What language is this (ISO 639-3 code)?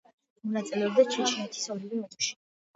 kat